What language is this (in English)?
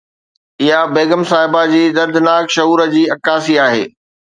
Sindhi